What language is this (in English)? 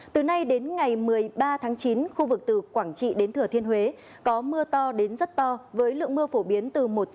Vietnamese